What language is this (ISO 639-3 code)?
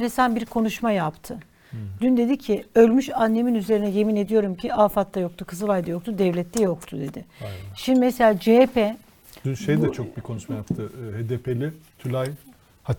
tur